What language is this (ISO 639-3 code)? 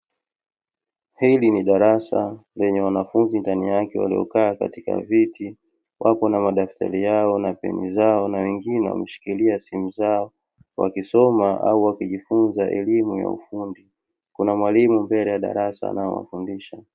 swa